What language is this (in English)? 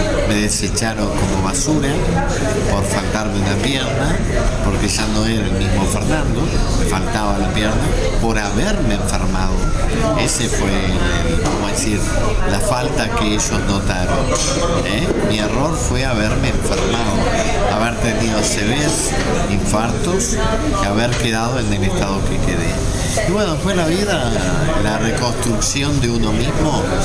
Spanish